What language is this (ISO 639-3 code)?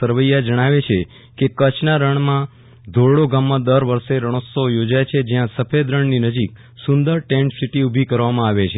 guj